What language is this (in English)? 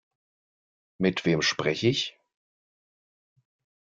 German